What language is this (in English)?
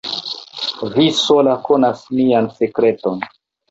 Esperanto